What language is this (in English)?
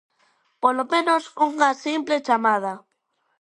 Galician